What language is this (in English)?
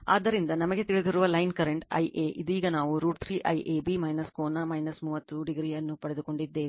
Kannada